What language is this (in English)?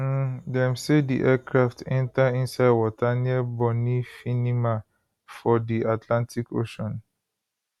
Nigerian Pidgin